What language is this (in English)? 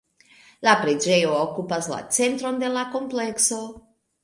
Esperanto